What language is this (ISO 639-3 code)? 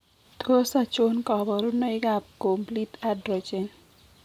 kln